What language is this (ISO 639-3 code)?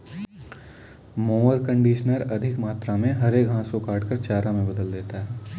hin